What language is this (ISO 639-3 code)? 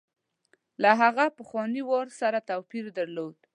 pus